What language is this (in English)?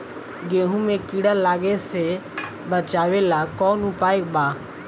Bhojpuri